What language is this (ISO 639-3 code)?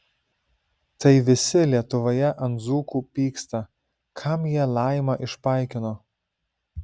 lit